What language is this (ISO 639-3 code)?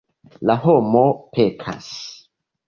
epo